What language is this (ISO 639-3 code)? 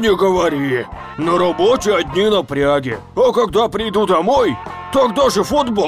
rus